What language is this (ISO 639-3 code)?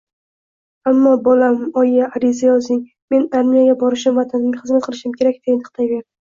uzb